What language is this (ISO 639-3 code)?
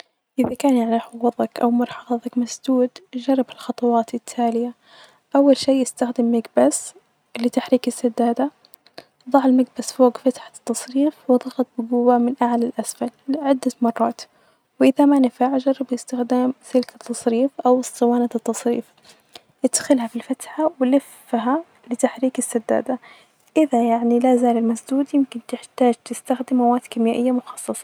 ars